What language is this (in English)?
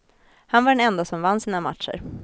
Swedish